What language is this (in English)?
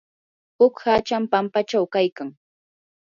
Yanahuanca Pasco Quechua